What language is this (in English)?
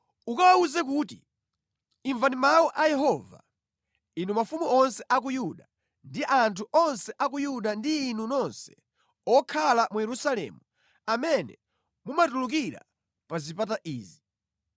Nyanja